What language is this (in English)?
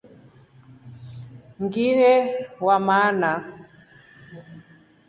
Rombo